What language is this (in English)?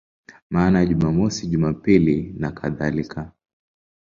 Swahili